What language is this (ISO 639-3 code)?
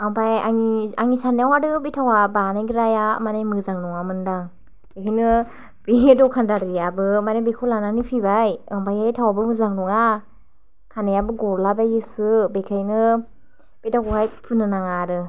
brx